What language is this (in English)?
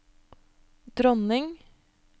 Norwegian